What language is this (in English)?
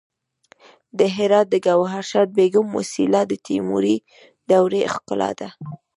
Pashto